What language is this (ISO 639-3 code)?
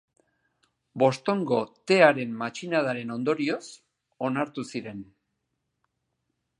eus